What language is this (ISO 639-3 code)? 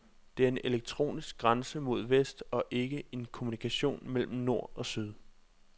dan